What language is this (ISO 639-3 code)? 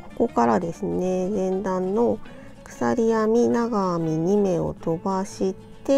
jpn